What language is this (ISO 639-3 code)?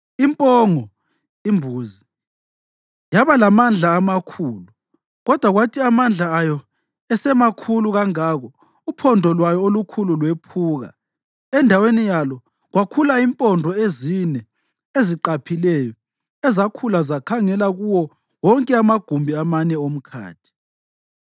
nde